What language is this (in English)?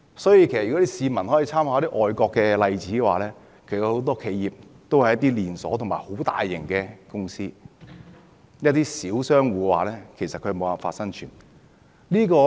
Cantonese